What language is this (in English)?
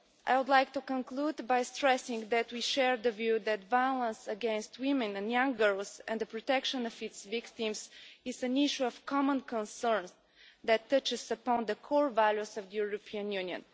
English